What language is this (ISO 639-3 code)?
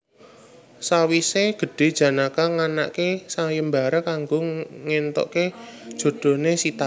jav